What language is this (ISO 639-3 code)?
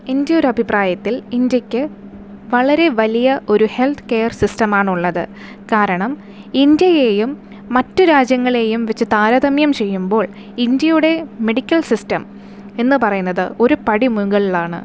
mal